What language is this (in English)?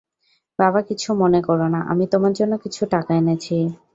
Bangla